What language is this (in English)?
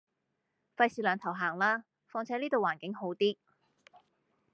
Cantonese